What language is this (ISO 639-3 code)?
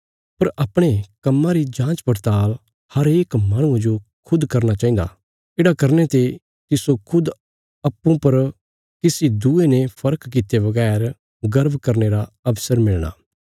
kfs